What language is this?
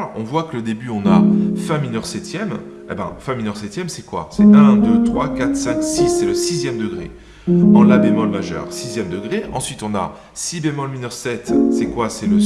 French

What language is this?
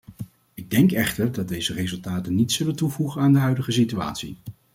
Dutch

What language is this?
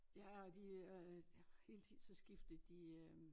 Danish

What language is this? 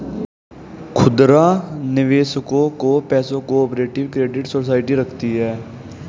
Hindi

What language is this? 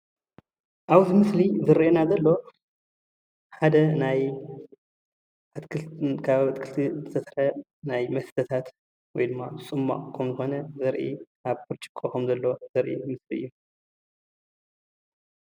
Tigrinya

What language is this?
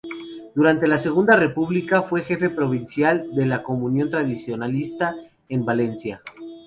Spanish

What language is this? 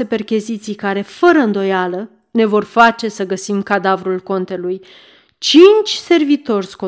Romanian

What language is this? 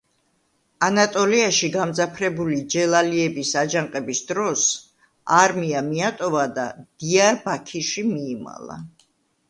Georgian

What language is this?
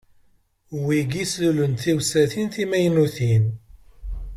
Kabyle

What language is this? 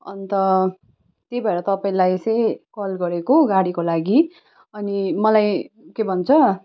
Nepali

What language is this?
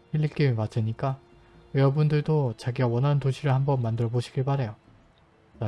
Korean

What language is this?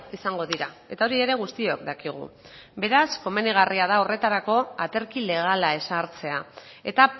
Basque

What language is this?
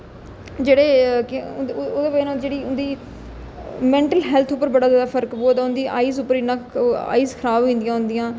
Dogri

